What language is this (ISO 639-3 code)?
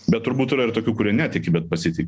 lit